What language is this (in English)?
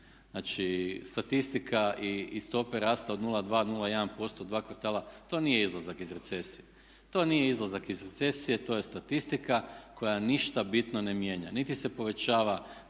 Croatian